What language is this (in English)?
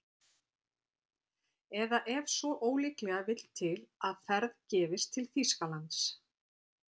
Icelandic